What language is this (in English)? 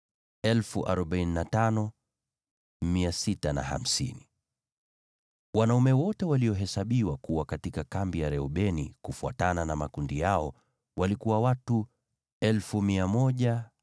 Swahili